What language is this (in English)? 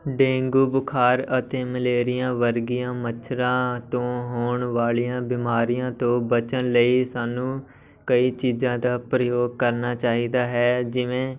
Punjabi